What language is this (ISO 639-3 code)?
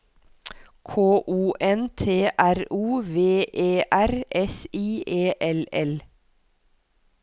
nor